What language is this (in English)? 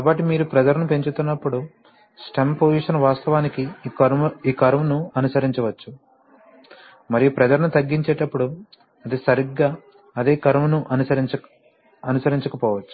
Telugu